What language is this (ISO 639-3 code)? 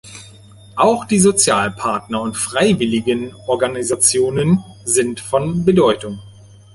deu